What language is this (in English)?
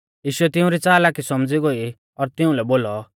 Mahasu Pahari